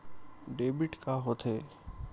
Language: Chhattisgarhi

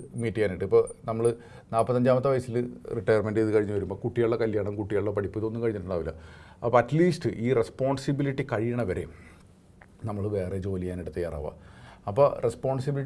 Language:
English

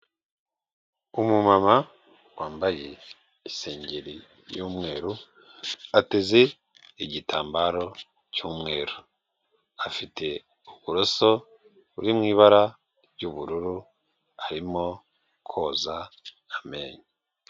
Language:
Kinyarwanda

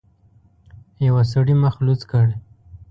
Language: Pashto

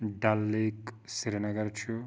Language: Kashmiri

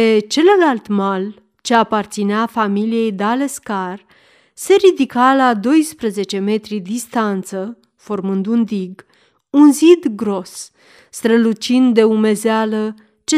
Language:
Romanian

